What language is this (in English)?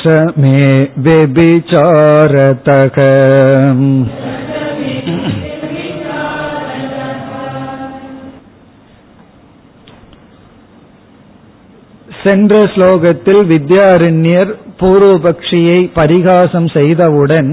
Tamil